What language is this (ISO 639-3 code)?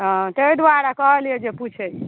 mai